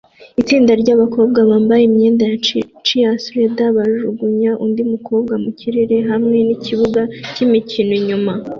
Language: Kinyarwanda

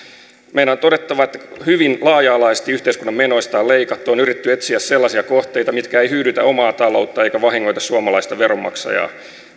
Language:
Finnish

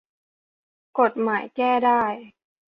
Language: Thai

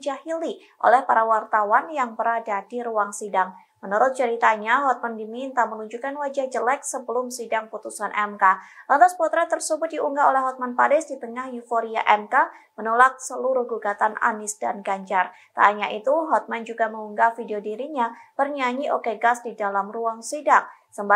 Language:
Indonesian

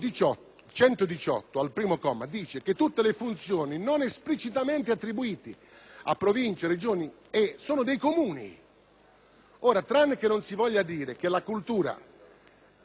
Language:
Italian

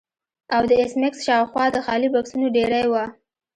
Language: Pashto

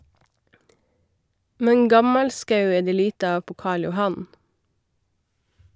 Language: Norwegian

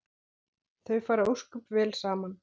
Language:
Icelandic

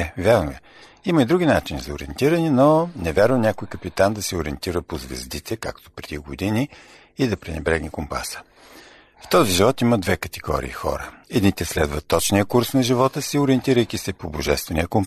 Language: Bulgarian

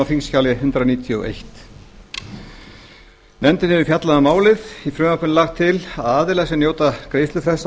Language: Icelandic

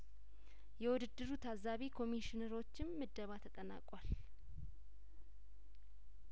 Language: Amharic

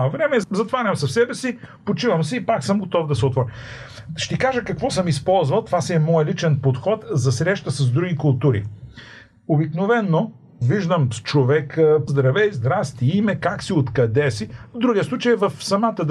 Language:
Bulgarian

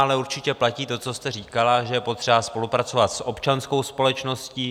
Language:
Czech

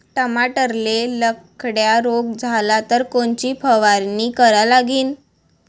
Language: Marathi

